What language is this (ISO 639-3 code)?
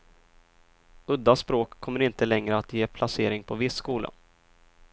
swe